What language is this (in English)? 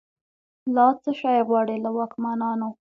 Pashto